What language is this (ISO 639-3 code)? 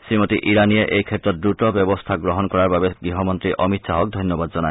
asm